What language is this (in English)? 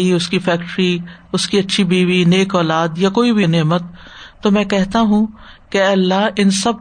Urdu